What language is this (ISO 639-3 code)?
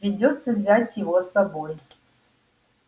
rus